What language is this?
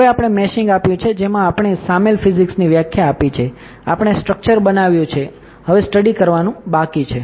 Gujarati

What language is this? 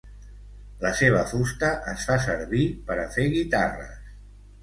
Catalan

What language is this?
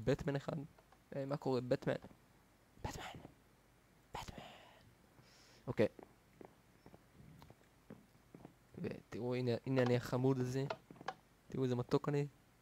Hebrew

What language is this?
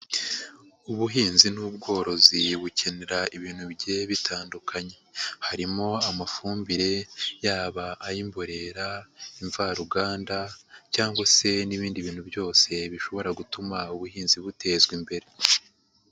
Kinyarwanda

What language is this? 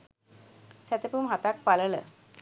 Sinhala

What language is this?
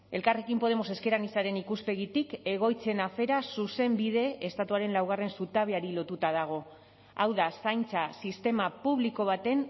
Basque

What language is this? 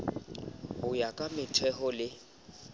Southern Sotho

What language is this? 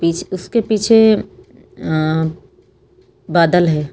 Hindi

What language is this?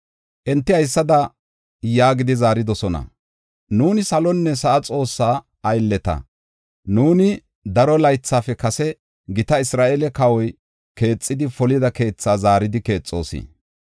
Gofa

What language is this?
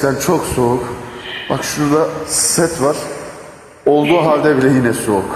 Turkish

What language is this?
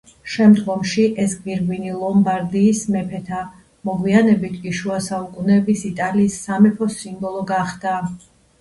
Georgian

